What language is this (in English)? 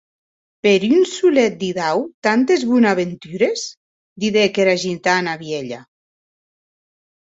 Occitan